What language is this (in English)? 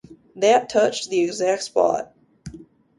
English